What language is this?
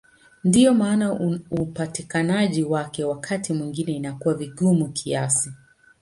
Swahili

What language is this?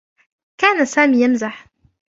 Arabic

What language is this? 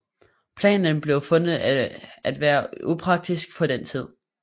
Danish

